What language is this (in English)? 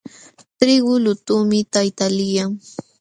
Jauja Wanca Quechua